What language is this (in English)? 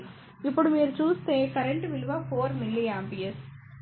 Telugu